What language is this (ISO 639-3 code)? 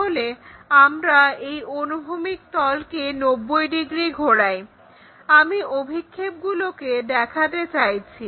ben